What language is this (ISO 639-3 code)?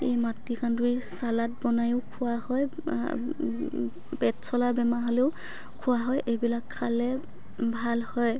asm